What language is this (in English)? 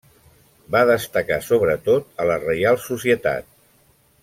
Catalan